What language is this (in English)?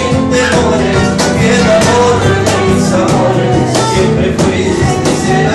Korean